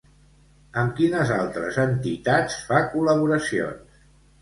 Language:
Catalan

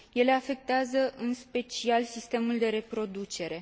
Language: Romanian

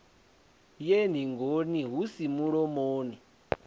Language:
Venda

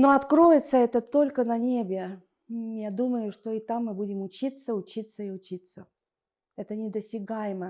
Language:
Russian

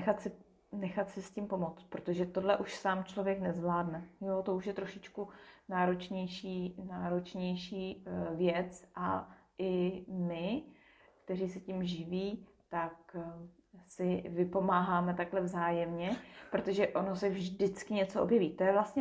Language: Czech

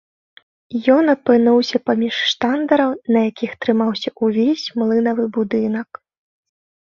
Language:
Belarusian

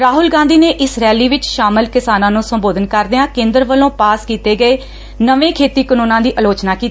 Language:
Punjabi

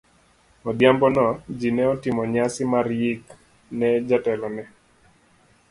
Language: Luo (Kenya and Tanzania)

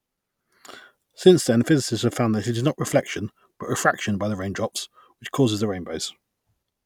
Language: English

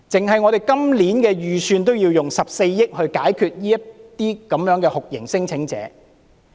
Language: Cantonese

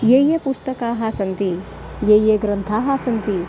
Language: Sanskrit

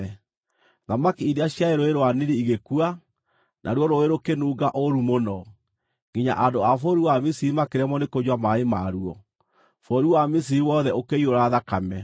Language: Kikuyu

